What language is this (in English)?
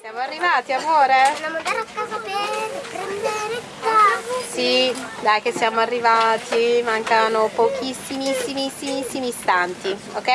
Italian